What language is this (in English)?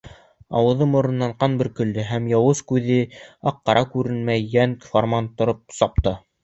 Bashkir